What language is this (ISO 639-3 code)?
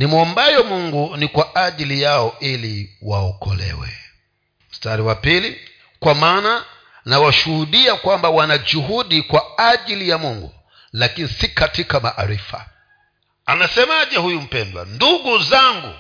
swa